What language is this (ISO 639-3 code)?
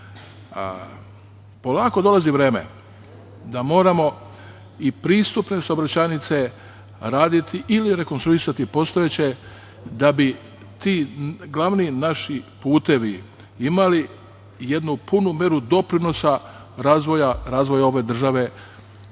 srp